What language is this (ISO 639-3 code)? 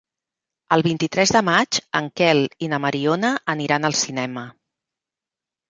cat